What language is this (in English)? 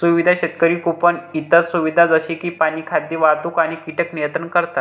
Marathi